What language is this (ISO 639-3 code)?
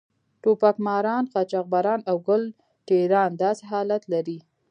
pus